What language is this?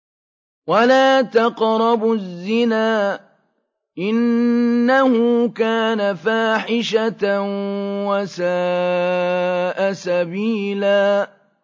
Arabic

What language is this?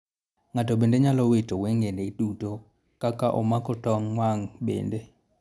Luo (Kenya and Tanzania)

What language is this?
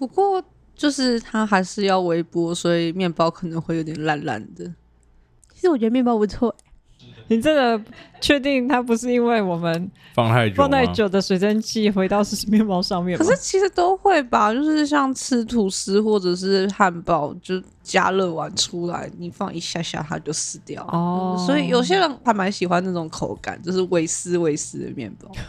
Chinese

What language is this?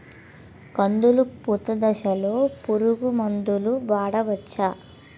Telugu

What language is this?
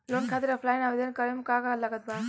Bhojpuri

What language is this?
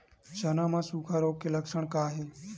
Chhattisgarhi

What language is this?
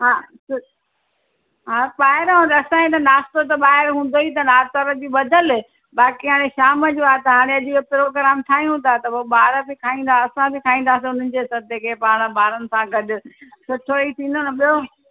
Sindhi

